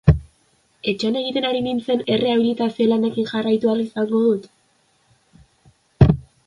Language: Basque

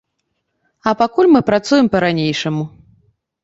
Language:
Belarusian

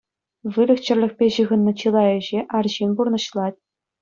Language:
Chuvash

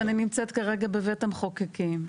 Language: Hebrew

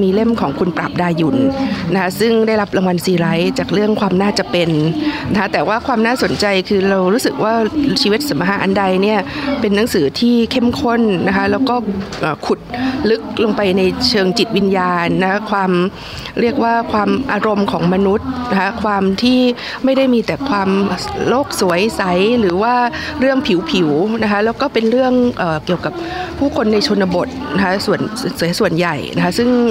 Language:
Thai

